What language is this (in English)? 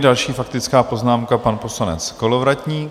Czech